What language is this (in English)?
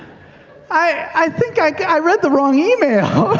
English